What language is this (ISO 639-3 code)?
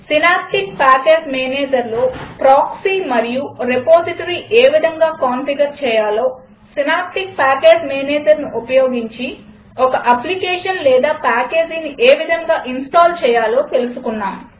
tel